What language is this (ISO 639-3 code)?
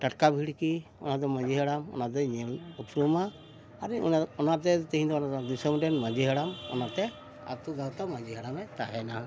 sat